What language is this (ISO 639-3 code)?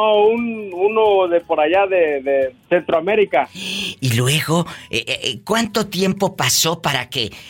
spa